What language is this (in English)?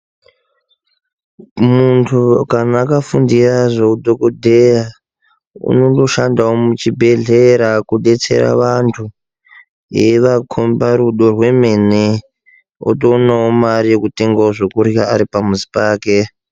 Ndau